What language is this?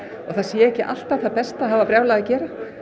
Icelandic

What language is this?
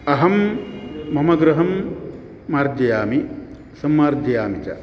Sanskrit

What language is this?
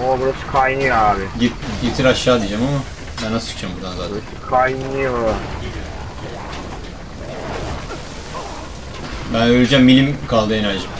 Turkish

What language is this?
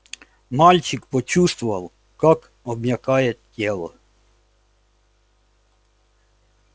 Russian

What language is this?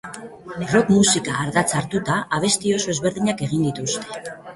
Basque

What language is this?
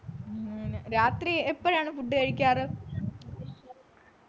Malayalam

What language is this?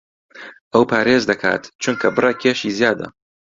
Central Kurdish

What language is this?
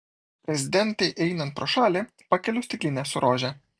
Lithuanian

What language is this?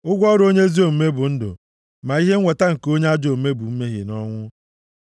Igbo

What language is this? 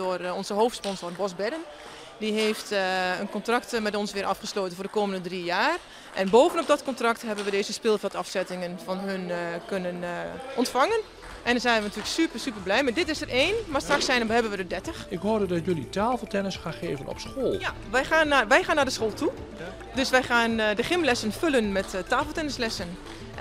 Dutch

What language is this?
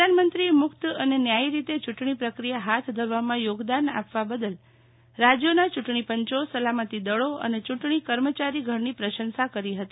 Gujarati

